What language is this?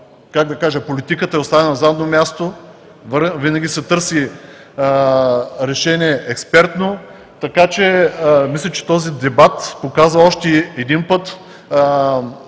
Bulgarian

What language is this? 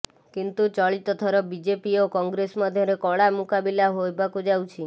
Odia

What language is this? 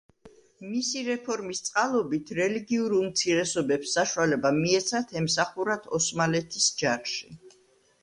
Georgian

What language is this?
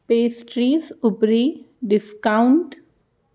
Sanskrit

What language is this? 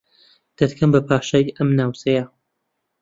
Central Kurdish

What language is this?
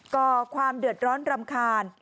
Thai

